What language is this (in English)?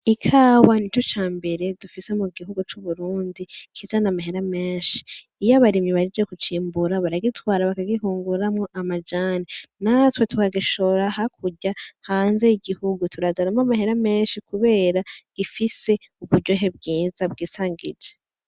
Rundi